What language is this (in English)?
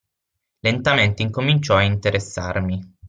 Italian